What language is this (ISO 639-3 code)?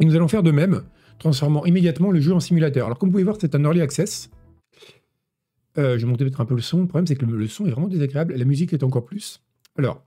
fra